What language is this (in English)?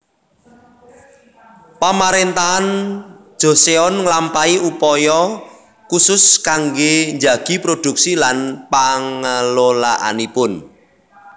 Javanese